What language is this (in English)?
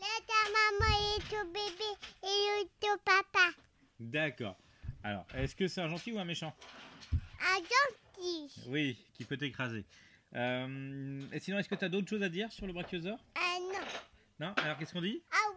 French